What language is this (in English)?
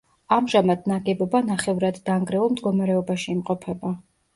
Georgian